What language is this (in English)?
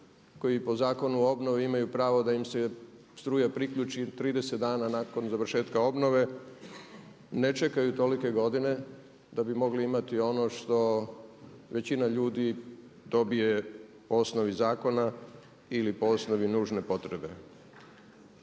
Croatian